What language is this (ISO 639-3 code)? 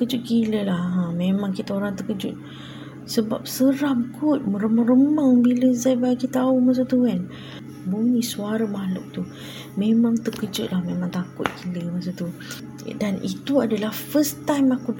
msa